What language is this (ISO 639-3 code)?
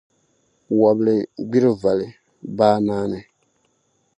dag